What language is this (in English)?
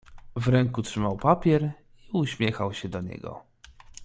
Polish